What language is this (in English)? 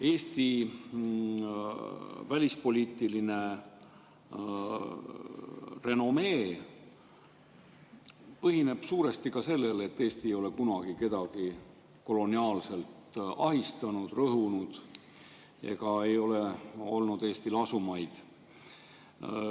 Estonian